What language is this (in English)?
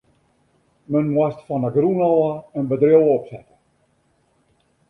Western Frisian